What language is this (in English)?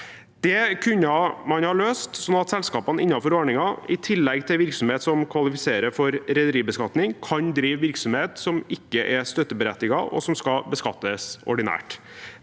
Norwegian